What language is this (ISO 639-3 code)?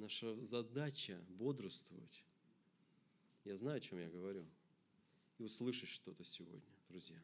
rus